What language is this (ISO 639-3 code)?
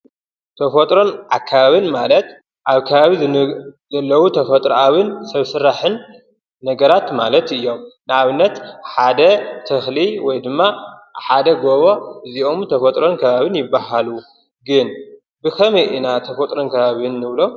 tir